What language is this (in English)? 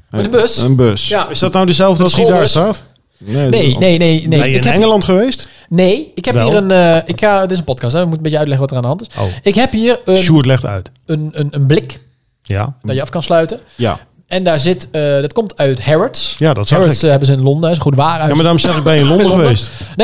Dutch